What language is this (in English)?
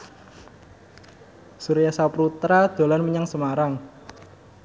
Javanese